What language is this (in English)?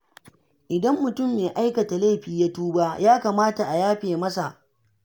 Hausa